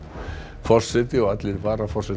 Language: Icelandic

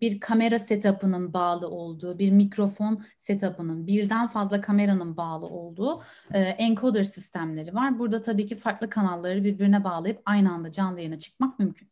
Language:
Turkish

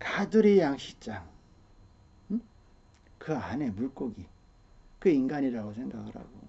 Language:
Korean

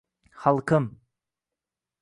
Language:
Uzbek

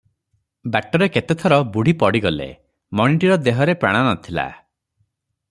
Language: Odia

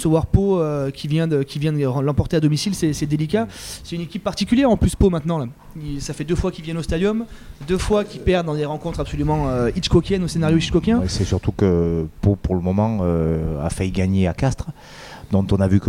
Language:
French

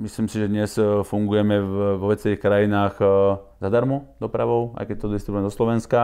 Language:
Slovak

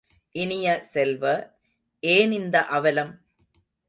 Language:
Tamil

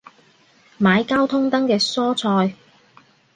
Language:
Cantonese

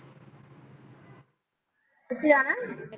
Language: Punjabi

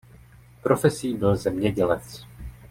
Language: Czech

